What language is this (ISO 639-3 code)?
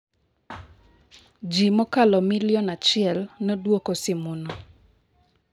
luo